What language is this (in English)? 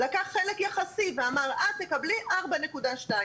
Hebrew